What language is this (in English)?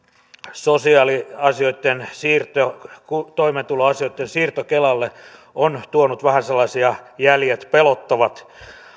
Finnish